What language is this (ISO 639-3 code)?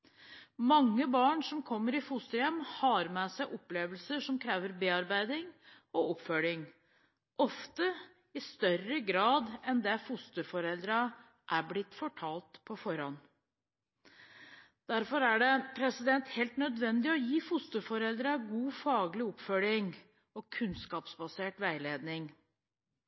nob